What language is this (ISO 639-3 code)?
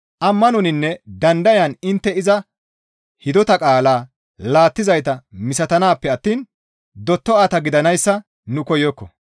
gmv